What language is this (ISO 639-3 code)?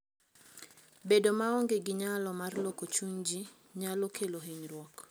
luo